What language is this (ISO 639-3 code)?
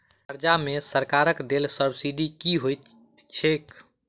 mai